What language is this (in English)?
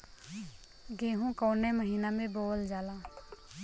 Bhojpuri